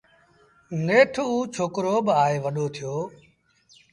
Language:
Sindhi Bhil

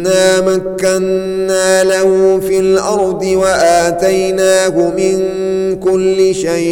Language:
Arabic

